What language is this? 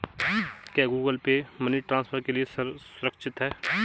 Hindi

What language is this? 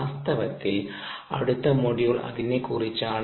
Malayalam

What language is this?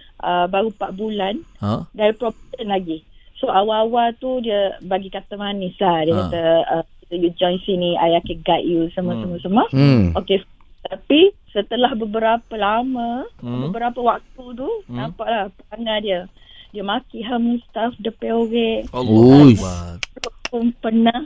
Malay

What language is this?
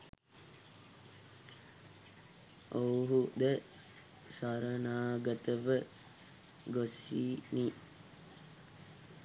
Sinhala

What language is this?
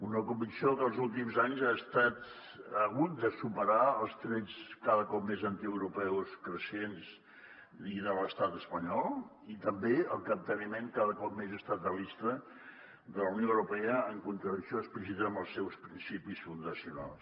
Catalan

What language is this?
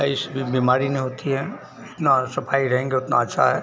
Hindi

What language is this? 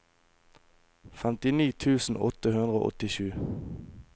Norwegian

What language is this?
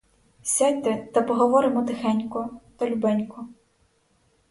Ukrainian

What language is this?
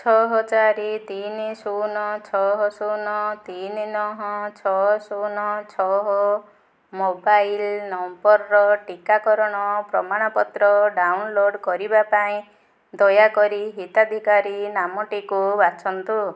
Odia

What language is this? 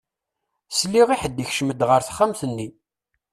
Kabyle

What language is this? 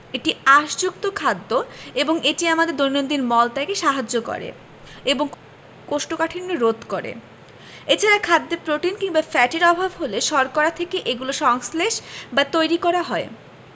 Bangla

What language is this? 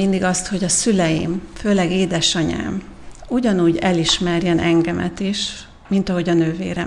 Hungarian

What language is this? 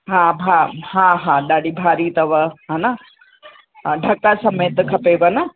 Sindhi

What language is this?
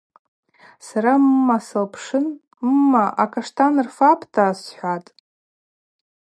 Abaza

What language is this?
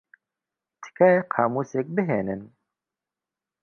Central Kurdish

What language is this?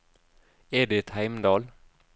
Norwegian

